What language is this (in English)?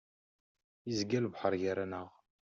Kabyle